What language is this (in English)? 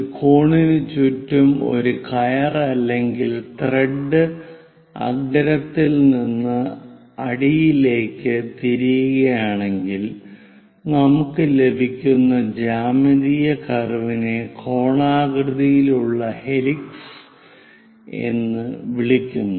Malayalam